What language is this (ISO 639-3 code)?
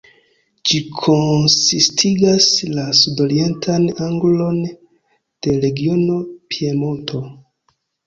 epo